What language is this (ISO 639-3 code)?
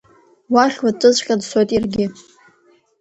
abk